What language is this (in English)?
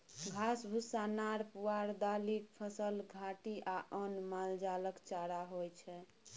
Maithili